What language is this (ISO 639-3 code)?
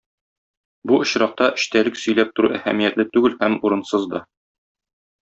tat